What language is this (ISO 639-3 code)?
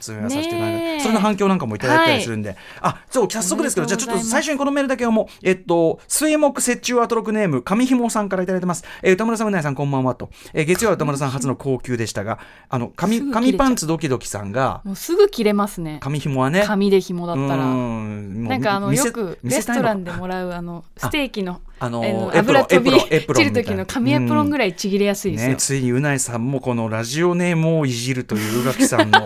jpn